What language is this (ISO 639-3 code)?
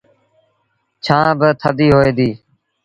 sbn